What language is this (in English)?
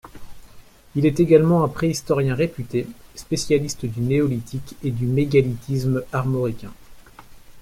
French